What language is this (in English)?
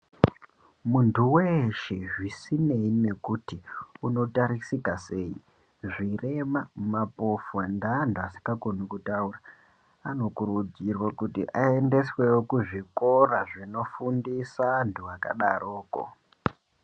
Ndau